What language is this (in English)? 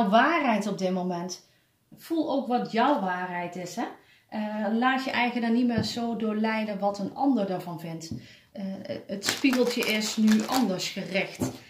Dutch